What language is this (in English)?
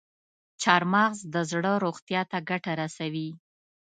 Pashto